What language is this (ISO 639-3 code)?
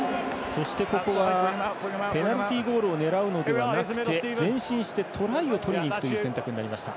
jpn